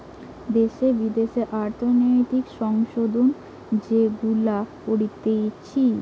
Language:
Bangla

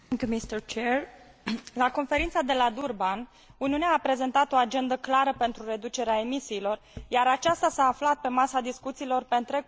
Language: Romanian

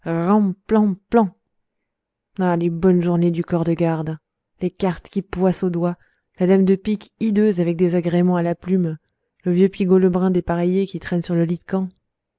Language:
French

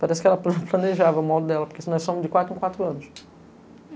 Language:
Portuguese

